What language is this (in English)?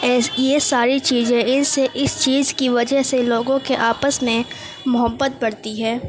Urdu